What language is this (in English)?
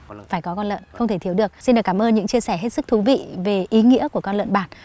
Vietnamese